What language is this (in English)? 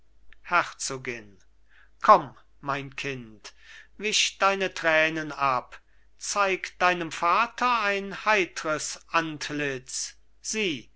German